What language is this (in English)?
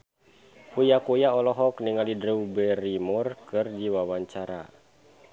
Sundanese